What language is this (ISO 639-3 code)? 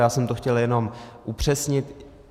ces